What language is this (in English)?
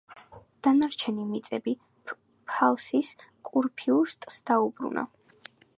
Georgian